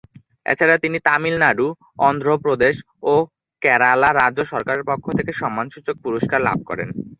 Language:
Bangla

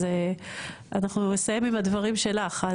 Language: Hebrew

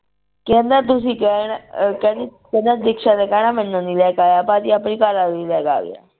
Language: Punjabi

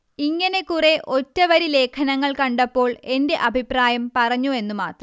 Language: Malayalam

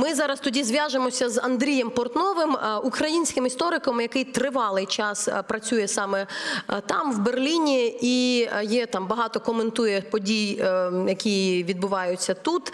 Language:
Ukrainian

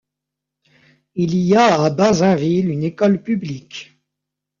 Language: French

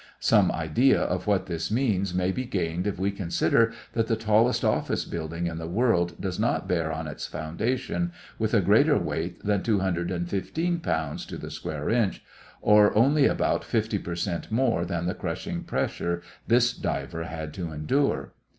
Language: English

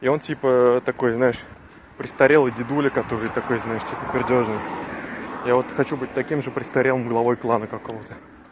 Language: Russian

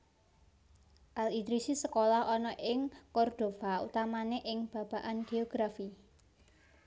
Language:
Javanese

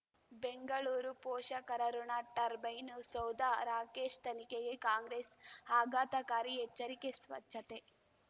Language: Kannada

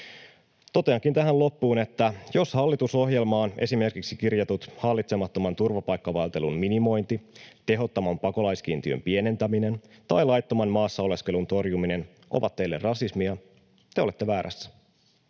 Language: Finnish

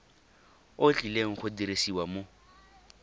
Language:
Tswana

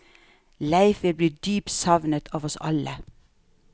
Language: Norwegian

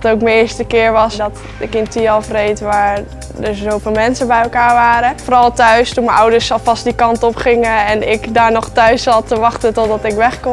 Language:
Dutch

